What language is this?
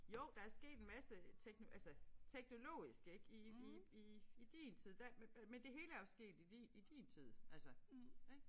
Danish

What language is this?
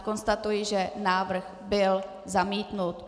Czech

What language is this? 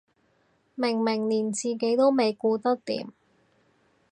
Cantonese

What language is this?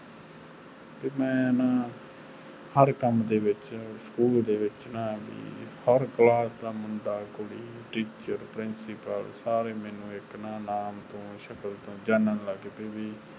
Punjabi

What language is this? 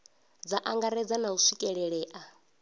Venda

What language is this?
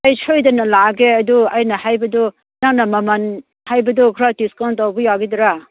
Manipuri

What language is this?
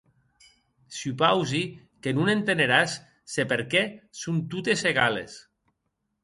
Occitan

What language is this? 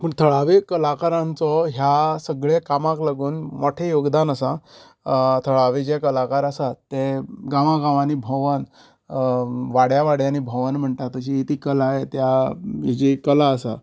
Konkani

